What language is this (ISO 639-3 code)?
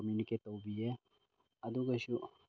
mni